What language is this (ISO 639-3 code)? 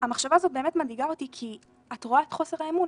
heb